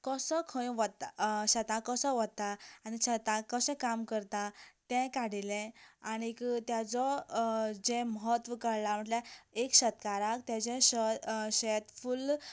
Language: Konkani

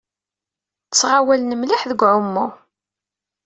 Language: Kabyle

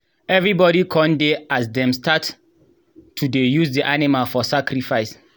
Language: Nigerian Pidgin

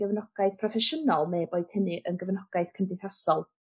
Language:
Welsh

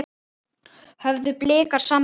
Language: Icelandic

